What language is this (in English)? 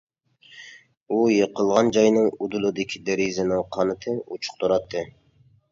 Uyghur